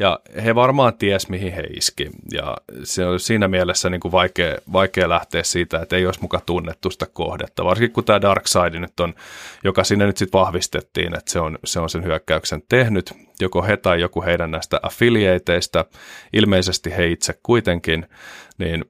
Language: Finnish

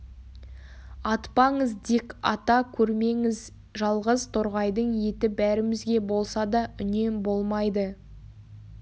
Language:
Kazakh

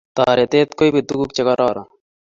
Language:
Kalenjin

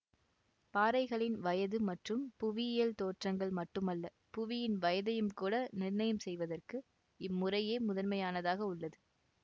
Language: Tamil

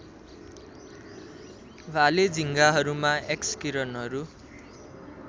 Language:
Nepali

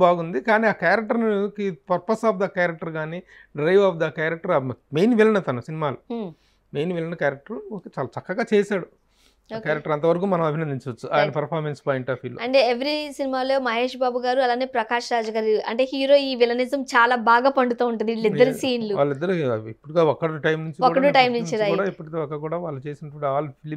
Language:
Telugu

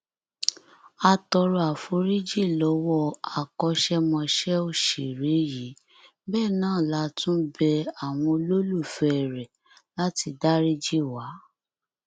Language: Yoruba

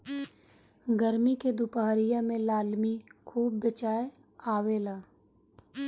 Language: Bhojpuri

